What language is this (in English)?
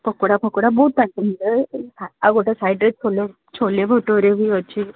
Odia